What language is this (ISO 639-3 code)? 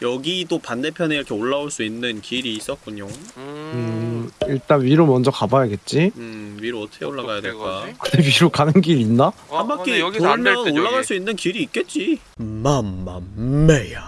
kor